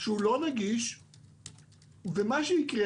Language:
Hebrew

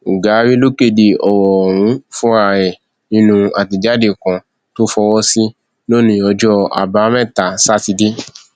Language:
Yoruba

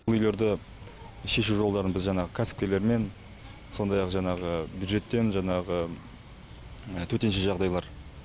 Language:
Kazakh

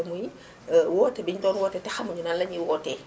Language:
Wolof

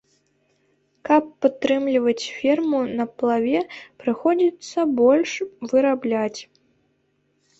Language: Belarusian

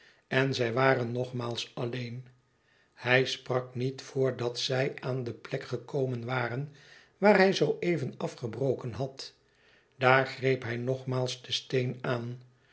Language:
Dutch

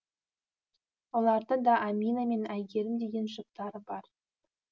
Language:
Kazakh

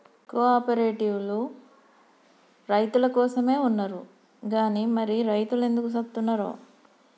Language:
Telugu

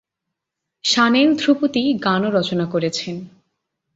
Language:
Bangla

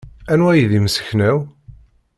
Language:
Kabyle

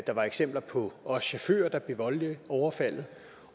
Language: Danish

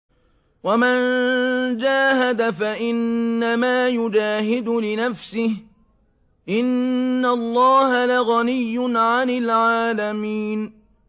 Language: Arabic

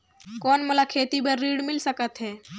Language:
Chhattisgarhi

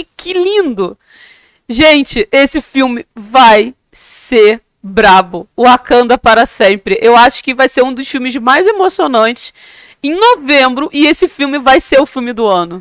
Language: Portuguese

